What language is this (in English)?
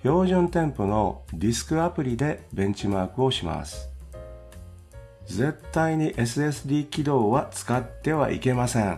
Japanese